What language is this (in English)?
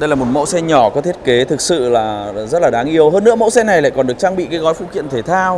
Vietnamese